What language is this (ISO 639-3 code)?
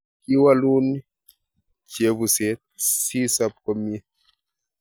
kln